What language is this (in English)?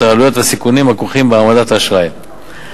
Hebrew